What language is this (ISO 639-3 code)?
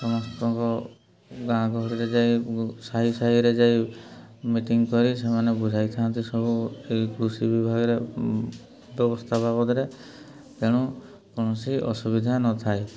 ori